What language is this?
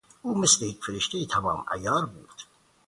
Persian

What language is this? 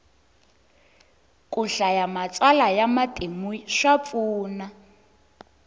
Tsonga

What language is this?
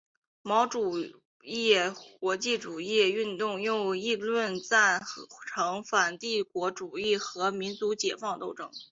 Chinese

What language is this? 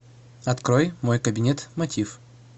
Russian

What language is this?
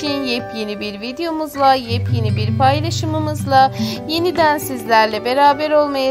Turkish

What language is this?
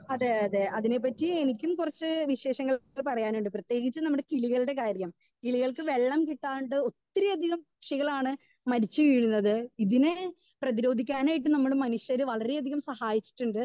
Malayalam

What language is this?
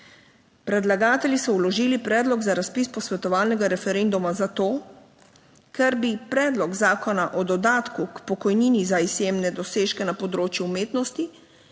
Slovenian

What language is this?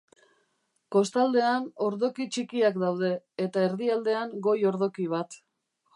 Basque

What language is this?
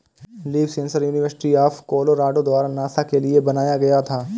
Hindi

